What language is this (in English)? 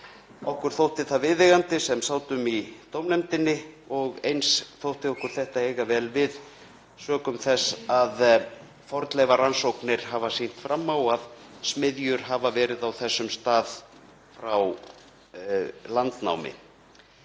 Icelandic